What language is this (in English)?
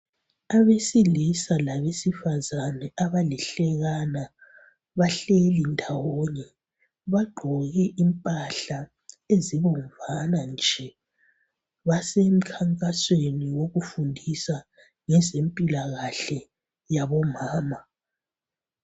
North Ndebele